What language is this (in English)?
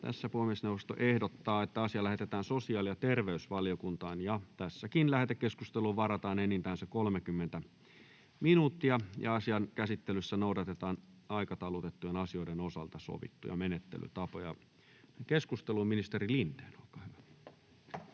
Finnish